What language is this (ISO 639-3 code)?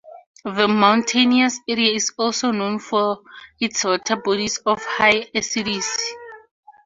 eng